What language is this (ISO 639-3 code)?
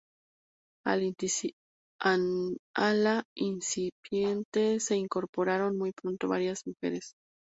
spa